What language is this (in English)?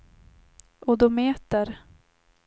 Swedish